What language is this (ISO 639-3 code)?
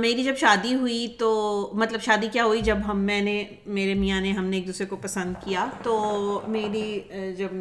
urd